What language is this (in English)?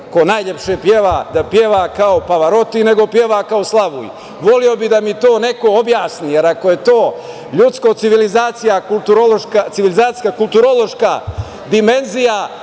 Serbian